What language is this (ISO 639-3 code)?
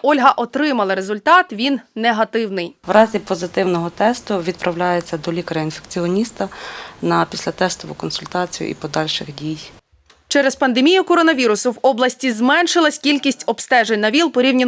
ukr